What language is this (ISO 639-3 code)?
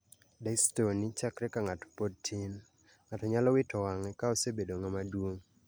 luo